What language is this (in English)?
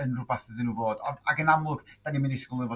Welsh